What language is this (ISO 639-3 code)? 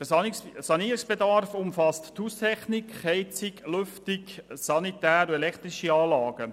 gsw